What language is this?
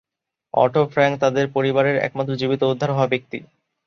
Bangla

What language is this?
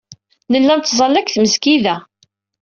Kabyle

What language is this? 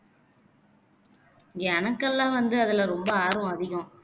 Tamil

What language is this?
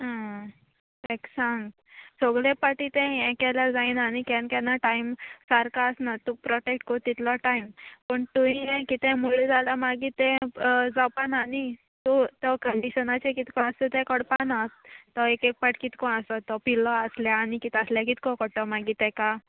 Konkani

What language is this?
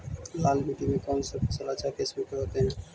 Magahi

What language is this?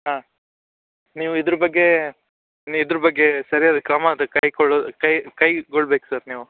Kannada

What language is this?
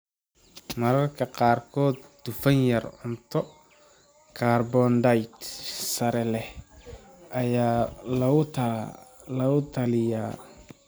Somali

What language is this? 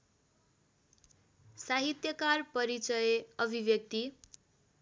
Nepali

